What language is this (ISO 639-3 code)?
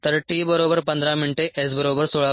mar